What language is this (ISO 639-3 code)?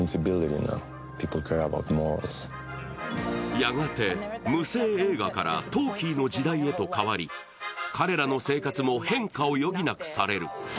jpn